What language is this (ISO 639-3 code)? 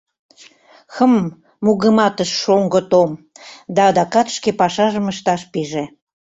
chm